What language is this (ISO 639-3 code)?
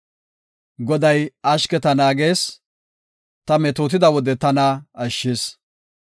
gof